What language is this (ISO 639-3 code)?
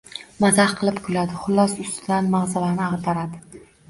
uzb